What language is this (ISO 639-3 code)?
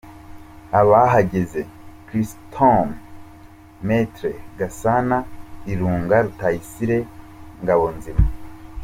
kin